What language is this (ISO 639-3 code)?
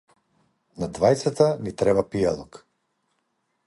mkd